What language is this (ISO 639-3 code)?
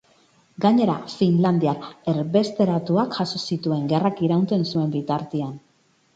eus